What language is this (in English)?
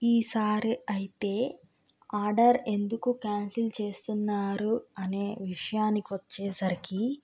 Telugu